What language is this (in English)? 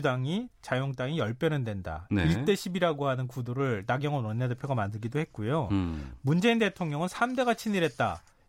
Korean